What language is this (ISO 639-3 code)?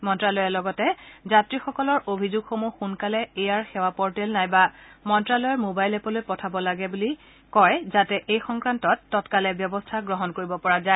asm